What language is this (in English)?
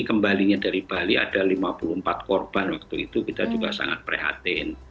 Indonesian